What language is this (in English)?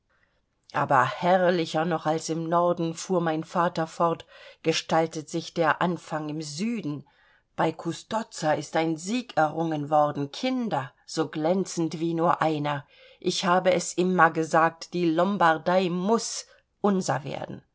German